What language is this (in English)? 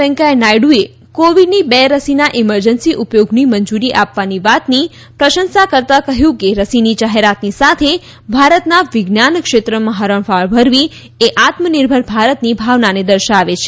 Gujarati